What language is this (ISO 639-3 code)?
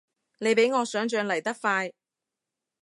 yue